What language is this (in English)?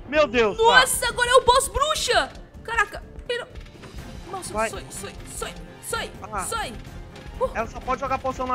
Portuguese